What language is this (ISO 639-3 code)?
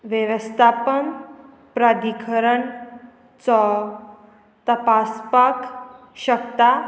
kok